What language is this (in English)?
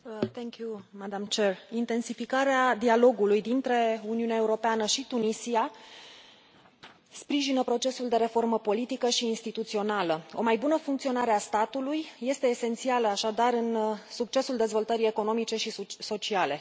Romanian